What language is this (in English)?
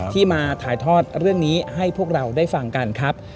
Thai